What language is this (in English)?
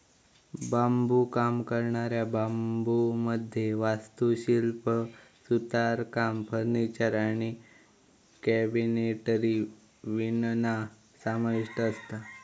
Marathi